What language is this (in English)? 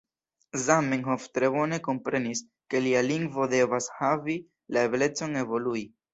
Esperanto